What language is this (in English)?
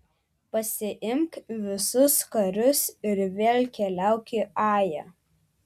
Lithuanian